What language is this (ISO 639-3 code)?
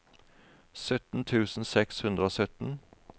nor